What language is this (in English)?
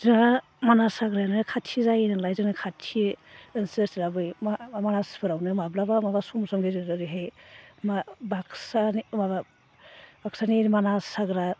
Bodo